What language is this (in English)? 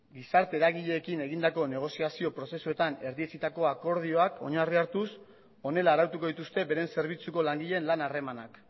Basque